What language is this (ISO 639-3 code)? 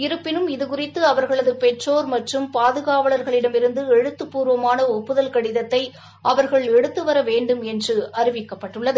tam